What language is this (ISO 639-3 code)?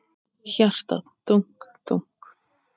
isl